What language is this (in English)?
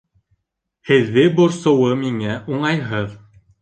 Bashkir